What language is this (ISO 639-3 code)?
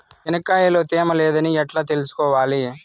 tel